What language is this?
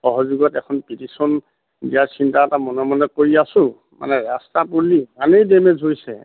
Assamese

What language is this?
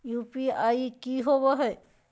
Magahi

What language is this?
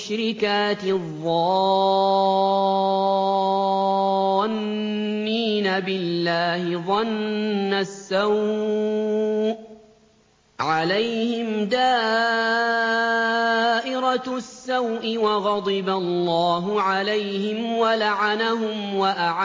Arabic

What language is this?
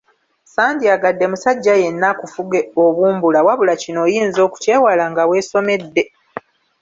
Ganda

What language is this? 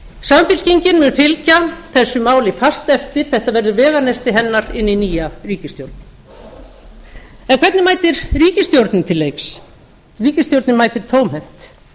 Icelandic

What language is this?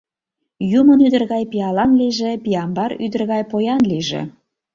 Mari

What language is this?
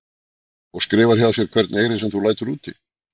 Icelandic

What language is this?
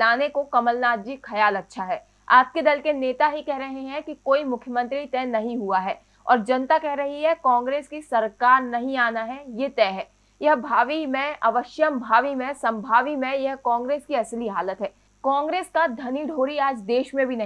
Hindi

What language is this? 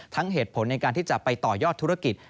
Thai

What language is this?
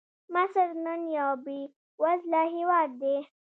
Pashto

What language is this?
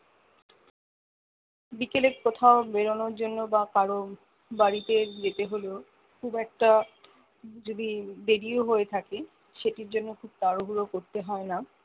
Bangla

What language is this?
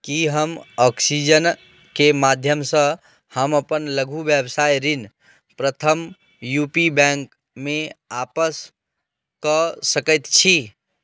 Maithili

